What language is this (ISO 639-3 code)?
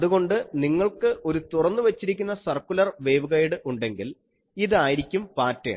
mal